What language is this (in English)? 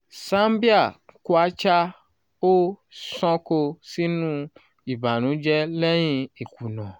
Yoruba